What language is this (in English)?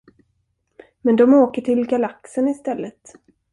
Swedish